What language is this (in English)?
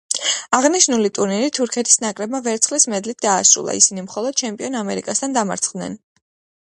Georgian